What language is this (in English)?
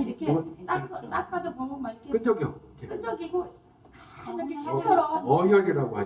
Korean